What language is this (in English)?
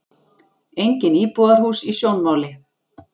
Icelandic